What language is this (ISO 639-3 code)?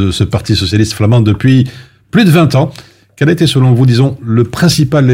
fra